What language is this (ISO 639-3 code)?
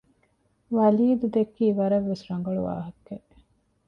div